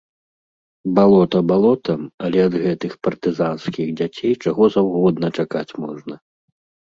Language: Belarusian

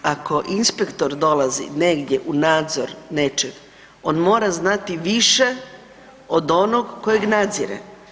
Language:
Croatian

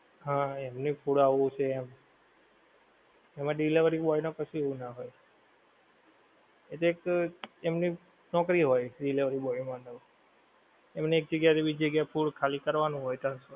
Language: Gujarati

